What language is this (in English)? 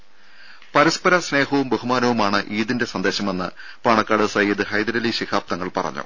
Malayalam